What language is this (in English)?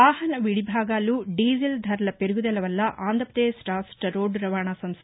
Telugu